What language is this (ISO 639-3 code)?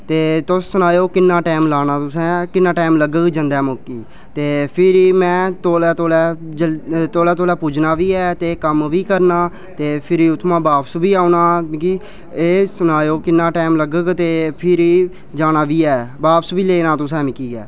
doi